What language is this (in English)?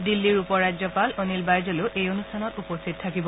Assamese